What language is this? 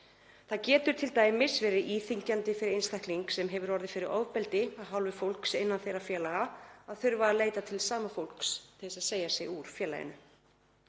Icelandic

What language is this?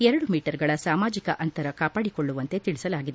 Kannada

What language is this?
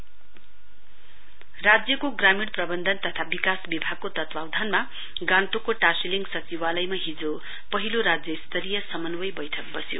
Nepali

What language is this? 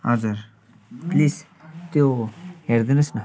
Nepali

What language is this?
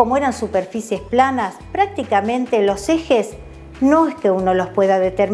Spanish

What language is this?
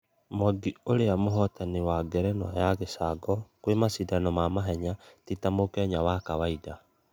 Kikuyu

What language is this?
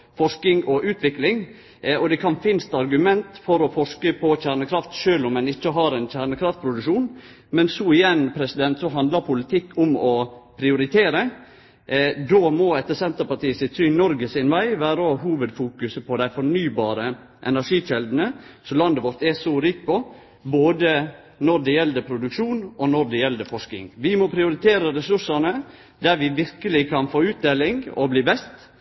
Norwegian Nynorsk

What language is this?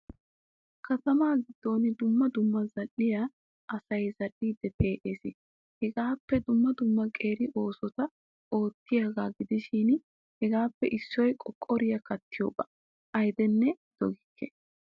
Wolaytta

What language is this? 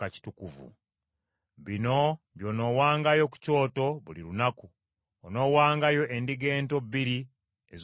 Ganda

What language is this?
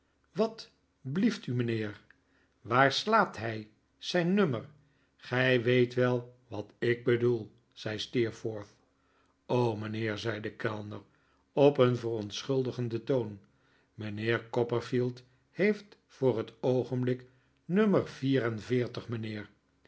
Dutch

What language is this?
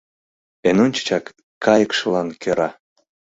Mari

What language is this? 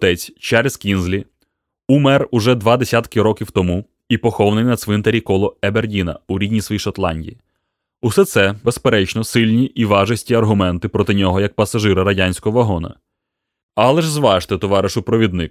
Ukrainian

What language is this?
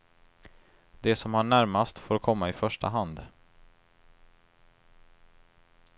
Swedish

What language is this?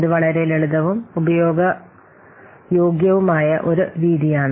Malayalam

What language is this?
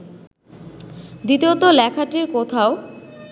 Bangla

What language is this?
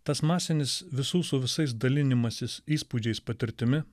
Lithuanian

